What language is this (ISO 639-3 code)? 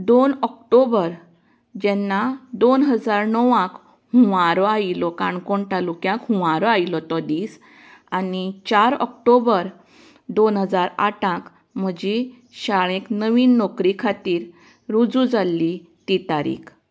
kok